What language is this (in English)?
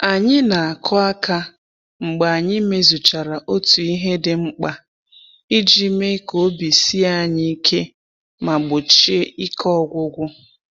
Igbo